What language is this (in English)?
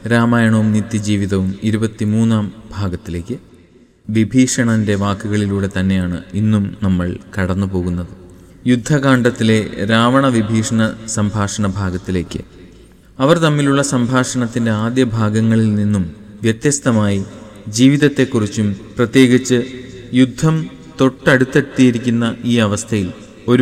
Malayalam